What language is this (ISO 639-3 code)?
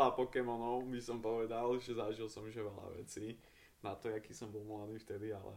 ces